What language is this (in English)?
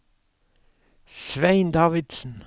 Norwegian